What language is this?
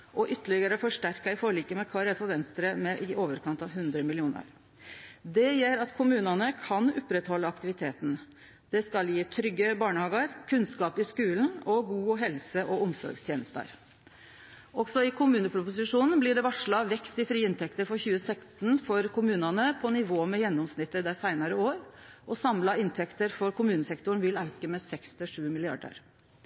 Norwegian Nynorsk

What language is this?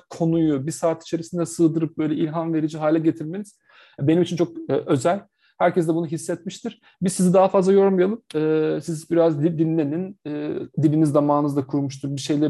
Turkish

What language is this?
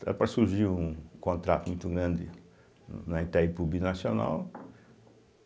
Portuguese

